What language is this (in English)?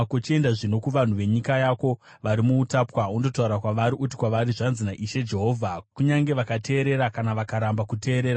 Shona